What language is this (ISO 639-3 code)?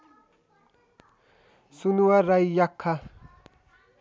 nep